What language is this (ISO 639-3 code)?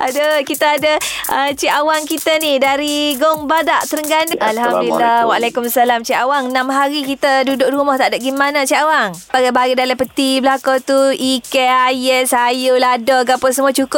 msa